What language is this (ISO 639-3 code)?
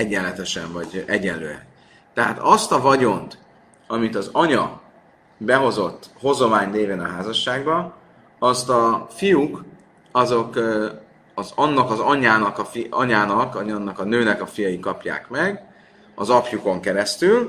hun